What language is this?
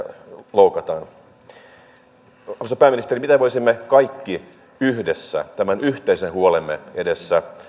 Finnish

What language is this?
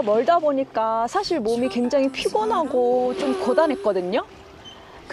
Korean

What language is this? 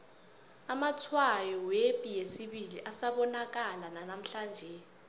South Ndebele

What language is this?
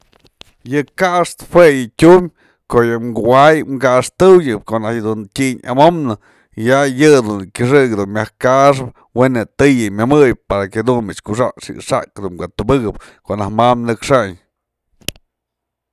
Mazatlán Mixe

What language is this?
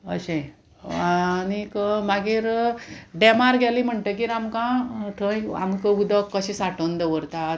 Konkani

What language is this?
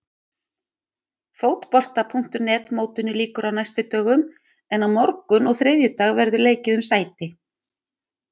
Icelandic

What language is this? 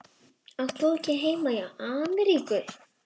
Icelandic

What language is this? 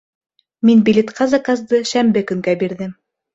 Bashkir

